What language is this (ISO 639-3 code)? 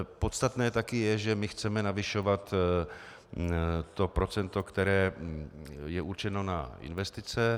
ces